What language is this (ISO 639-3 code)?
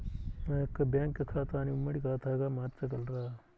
tel